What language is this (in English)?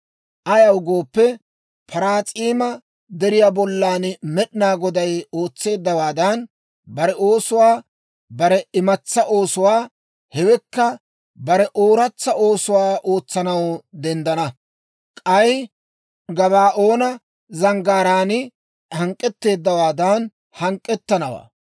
Dawro